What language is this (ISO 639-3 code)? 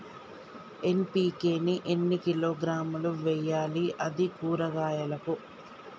tel